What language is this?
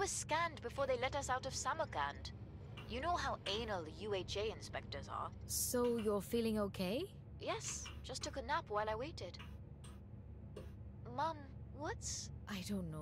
Japanese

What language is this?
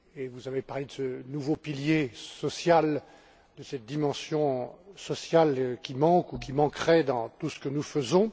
French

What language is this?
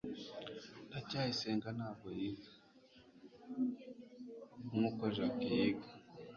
Kinyarwanda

